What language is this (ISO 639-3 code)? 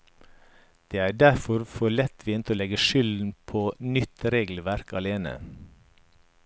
nor